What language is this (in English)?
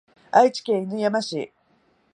Japanese